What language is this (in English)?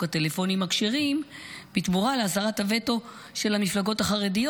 Hebrew